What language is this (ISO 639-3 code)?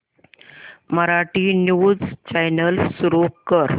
mar